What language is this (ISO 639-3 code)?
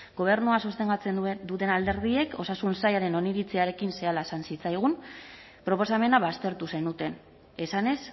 eus